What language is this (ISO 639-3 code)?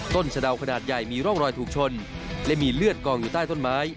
tha